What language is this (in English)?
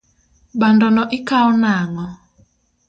Luo (Kenya and Tanzania)